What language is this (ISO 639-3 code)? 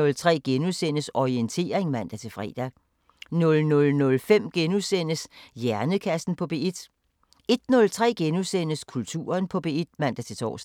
dan